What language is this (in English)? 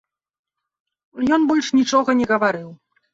Belarusian